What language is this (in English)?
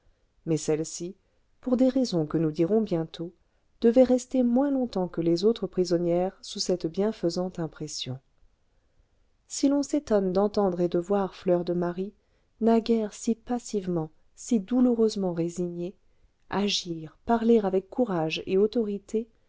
French